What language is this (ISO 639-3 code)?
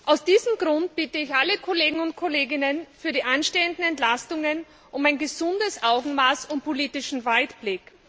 deu